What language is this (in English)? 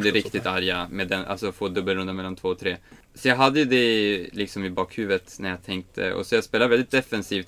Swedish